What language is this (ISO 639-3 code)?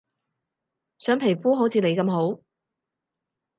yue